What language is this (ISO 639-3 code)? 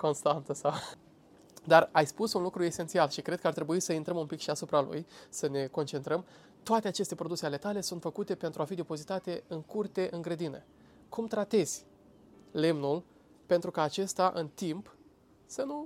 ron